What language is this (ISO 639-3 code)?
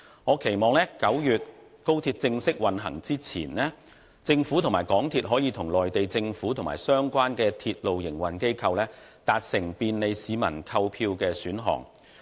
yue